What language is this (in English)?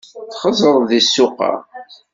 Kabyle